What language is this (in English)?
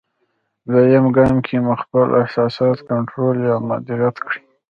Pashto